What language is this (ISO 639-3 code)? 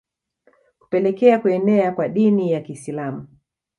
swa